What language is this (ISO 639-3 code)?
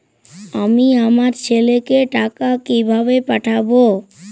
ben